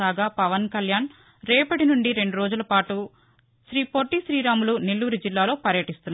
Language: Telugu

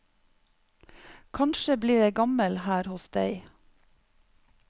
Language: Norwegian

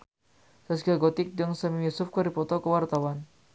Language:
Sundanese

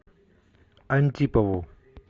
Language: Russian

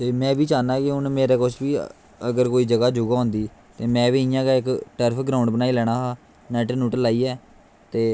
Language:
Dogri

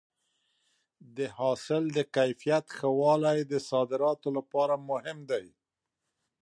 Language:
Pashto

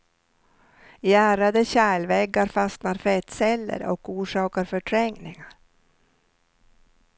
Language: Swedish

